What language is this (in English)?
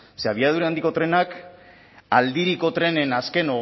Basque